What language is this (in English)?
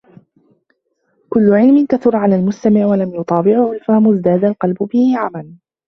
Arabic